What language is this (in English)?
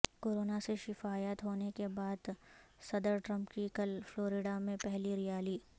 Urdu